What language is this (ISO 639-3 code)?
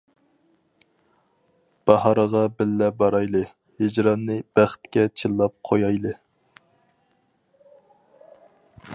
uig